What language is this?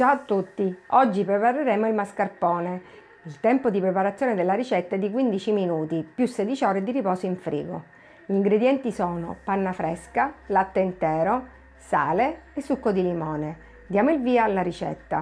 Italian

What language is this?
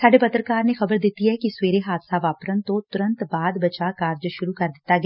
Punjabi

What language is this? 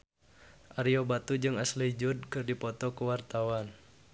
Sundanese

